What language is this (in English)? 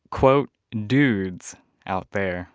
English